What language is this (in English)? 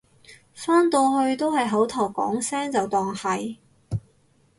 Cantonese